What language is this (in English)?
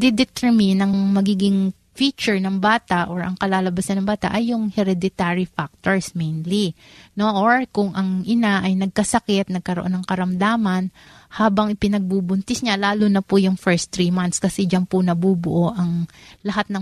Filipino